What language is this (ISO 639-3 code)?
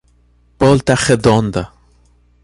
por